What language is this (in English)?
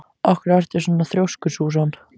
Icelandic